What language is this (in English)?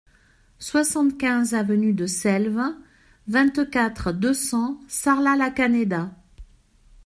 French